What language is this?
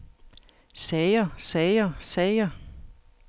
Danish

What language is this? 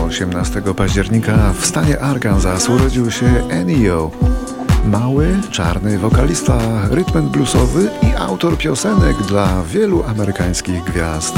Polish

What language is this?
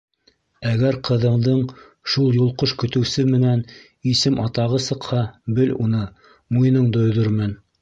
Bashkir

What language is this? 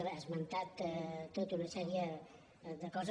Catalan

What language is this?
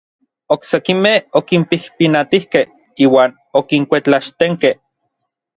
Orizaba Nahuatl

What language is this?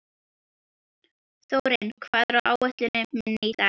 Icelandic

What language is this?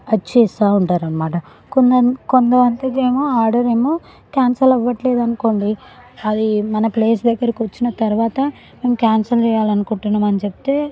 Telugu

